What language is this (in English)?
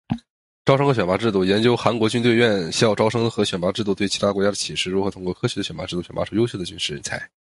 Chinese